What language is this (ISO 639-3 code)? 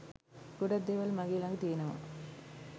sin